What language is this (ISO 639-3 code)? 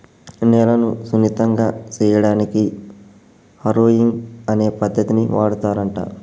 tel